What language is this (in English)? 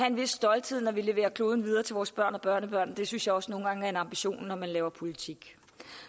Danish